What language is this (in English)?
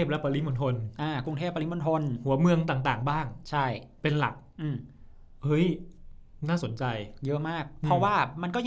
Thai